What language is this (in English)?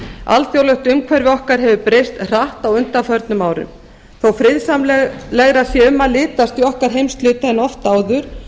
Icelandic